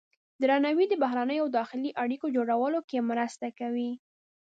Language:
Pashto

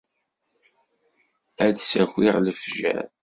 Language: Kabyle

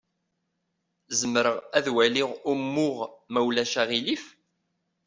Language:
Kabyle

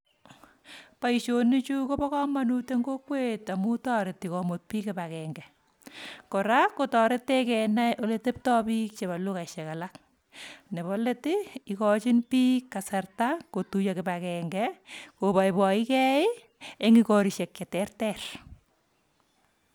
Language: Kalenjin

